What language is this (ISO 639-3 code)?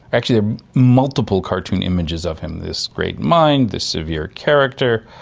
eng